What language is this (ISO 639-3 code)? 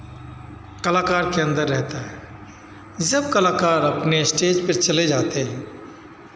hin